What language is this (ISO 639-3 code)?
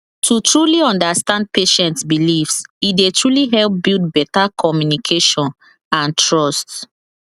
pcm